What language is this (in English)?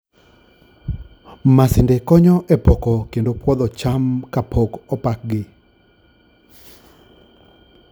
Luo (Kenya and Tanzania)